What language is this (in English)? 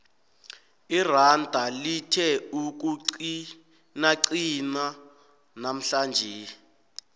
South Ndebele